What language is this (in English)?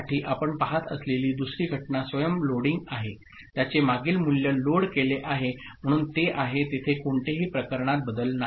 Marathi